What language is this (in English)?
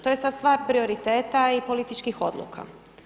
Croatian